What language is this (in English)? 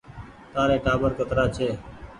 Goaria